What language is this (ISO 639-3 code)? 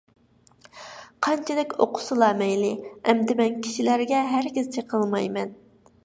uig